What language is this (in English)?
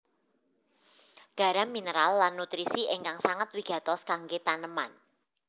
Javanese